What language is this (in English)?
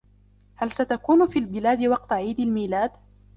Arabic